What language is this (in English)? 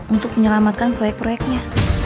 Indonesian